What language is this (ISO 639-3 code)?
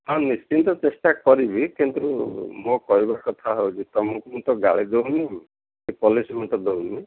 ori